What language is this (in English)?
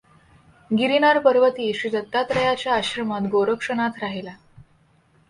Marathi